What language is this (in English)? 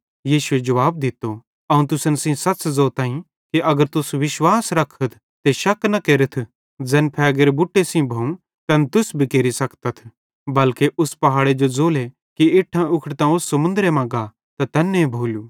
Bhadrawahi